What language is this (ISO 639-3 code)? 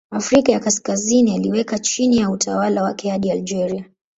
swa